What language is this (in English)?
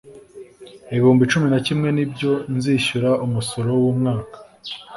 Kinyarwanda